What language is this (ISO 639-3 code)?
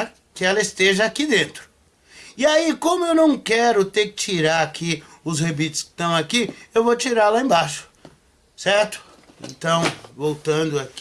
por